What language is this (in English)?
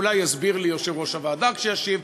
Hebrew